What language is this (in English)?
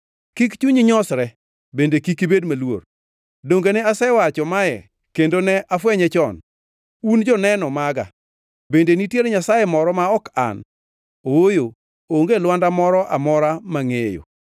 Luo (Kenya and Tanzania)